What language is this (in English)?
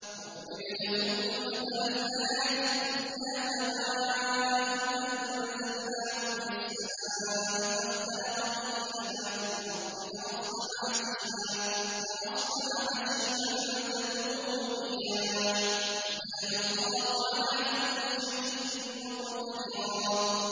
Arabic